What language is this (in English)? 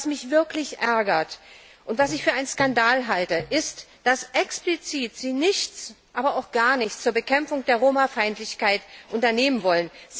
German